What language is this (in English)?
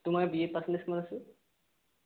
Assamese